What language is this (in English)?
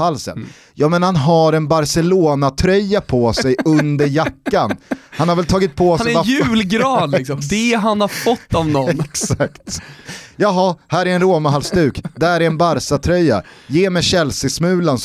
Swedish